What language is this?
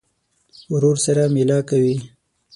Pashto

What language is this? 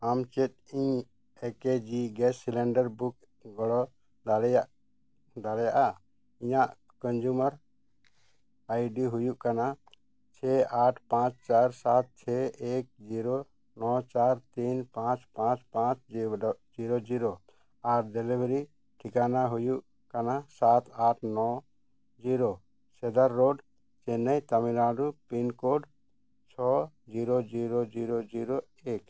Santali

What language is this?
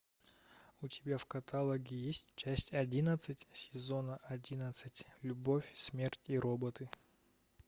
Russian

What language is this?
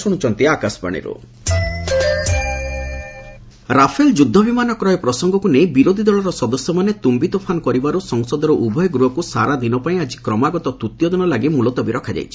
Odia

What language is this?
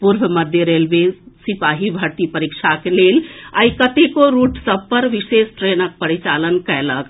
Maithili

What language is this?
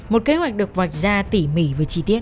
Vietnamese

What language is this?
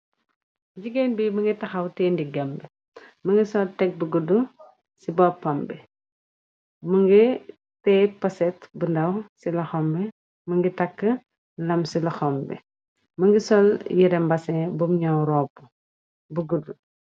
Wolof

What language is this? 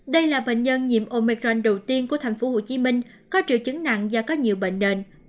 Vietnamese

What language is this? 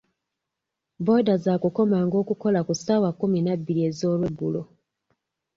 Ganda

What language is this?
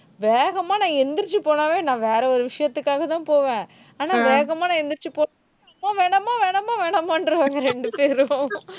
Tamil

